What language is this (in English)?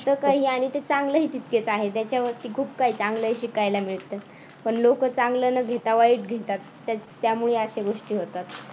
Marathi